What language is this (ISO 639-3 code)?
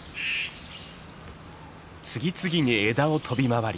jpn